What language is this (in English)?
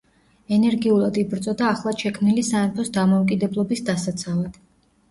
Georgian